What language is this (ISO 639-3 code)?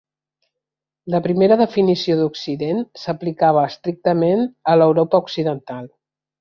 cat